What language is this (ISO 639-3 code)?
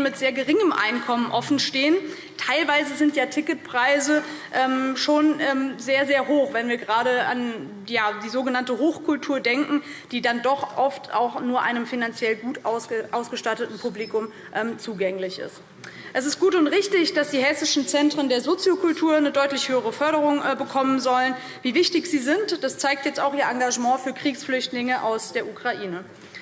deu